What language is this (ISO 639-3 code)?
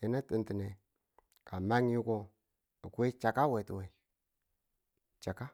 tul